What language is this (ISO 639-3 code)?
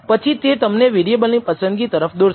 guj